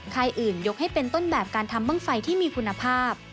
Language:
Thai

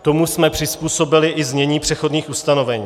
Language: Czech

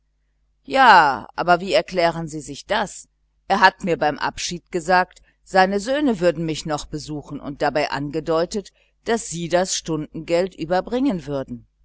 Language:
German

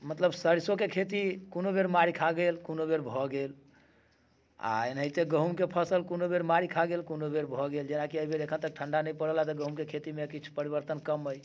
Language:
Maithili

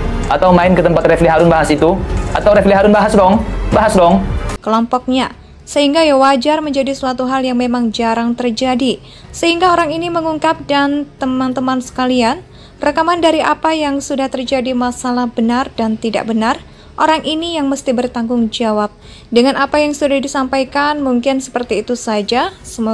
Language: Indonesian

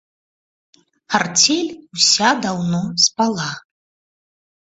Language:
Belarusian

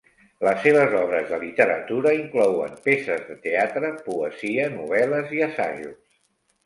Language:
Catalan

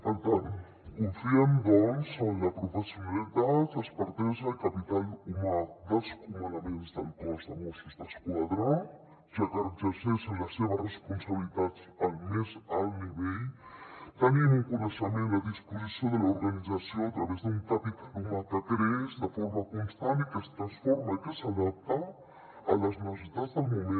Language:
Catalan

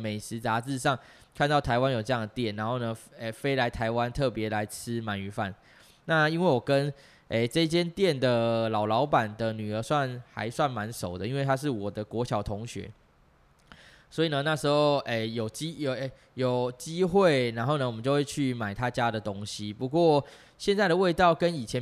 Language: Chinese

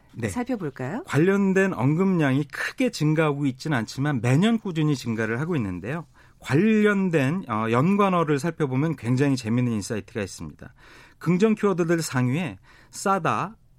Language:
Korean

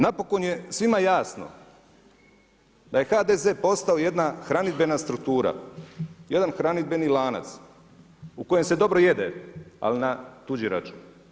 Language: Croatian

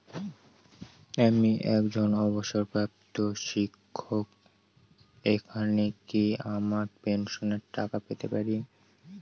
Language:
Bangla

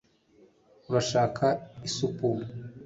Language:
Kinyarwanda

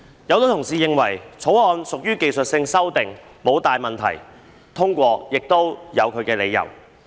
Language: Cantonese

